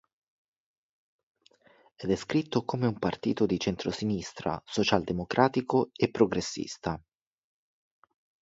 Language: Italian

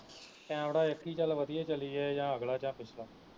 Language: Punjabi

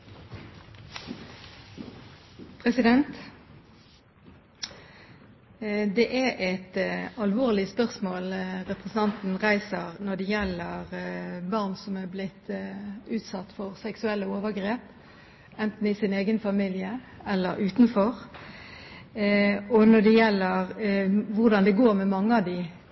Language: Norwegian Bokmål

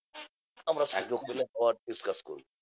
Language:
Bangla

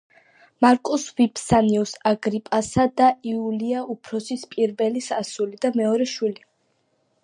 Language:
Georgian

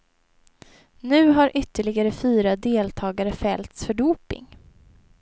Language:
Swedish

